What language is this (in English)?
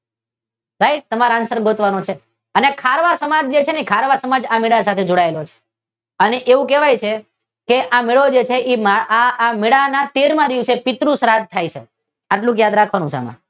Gujarati